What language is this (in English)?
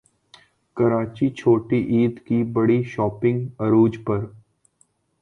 Urdu